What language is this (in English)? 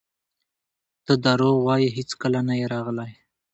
Pashto